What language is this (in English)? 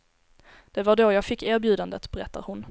Swedish